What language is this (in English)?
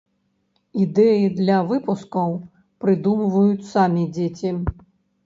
Belarusian